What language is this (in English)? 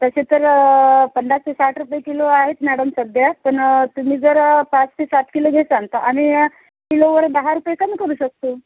Marathi